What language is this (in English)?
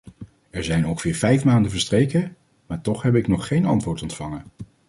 Dutch